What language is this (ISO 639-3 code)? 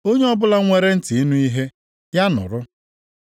ibo